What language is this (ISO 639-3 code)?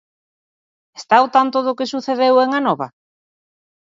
glg